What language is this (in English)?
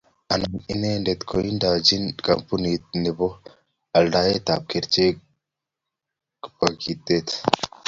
Kalenjin